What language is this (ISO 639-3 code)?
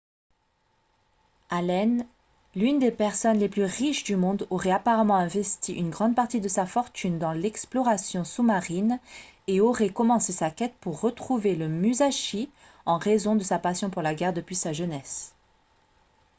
fra